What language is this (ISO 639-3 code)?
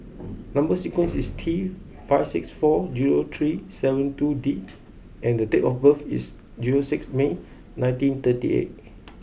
eng